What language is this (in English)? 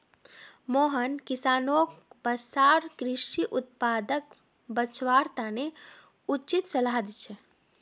Magahi